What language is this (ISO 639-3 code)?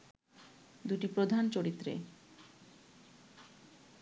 ben